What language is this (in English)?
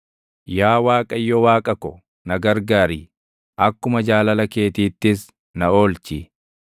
Oromo